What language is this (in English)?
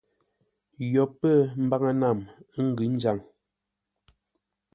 Ngombale